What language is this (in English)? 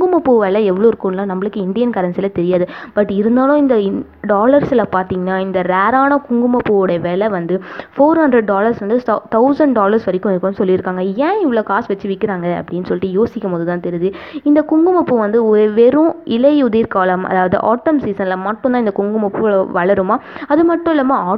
Tamil